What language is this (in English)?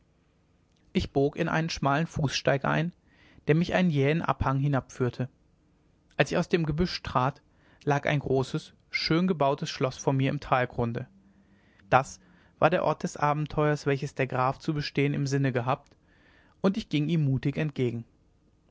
German